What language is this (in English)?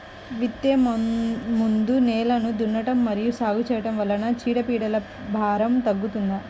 Telugu